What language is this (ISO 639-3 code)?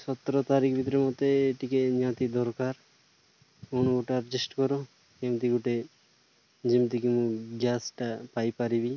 ori